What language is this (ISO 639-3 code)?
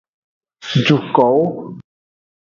ajg